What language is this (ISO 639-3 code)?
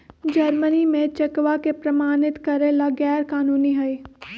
mag